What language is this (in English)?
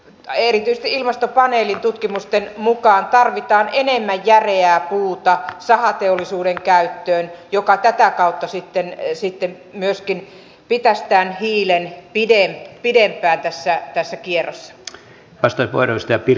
Finnish